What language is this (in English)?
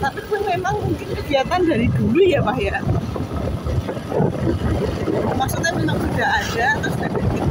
Thai